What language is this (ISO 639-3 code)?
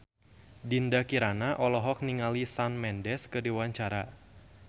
sun